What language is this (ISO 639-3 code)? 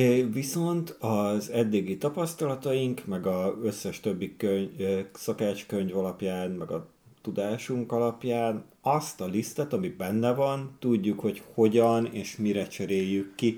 hun